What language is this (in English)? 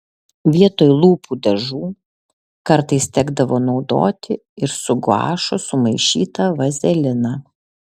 Lithuanian